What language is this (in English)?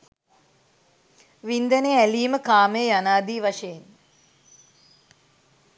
Sinhala